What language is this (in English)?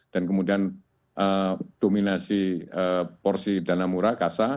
Indonesian